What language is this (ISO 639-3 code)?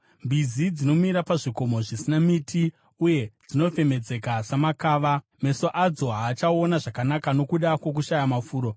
sna